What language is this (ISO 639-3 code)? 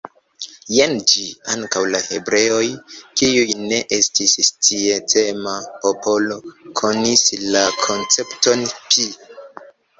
epo